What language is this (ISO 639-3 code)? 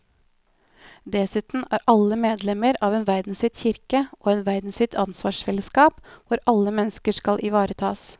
nor